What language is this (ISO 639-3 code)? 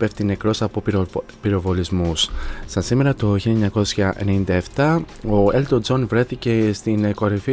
ell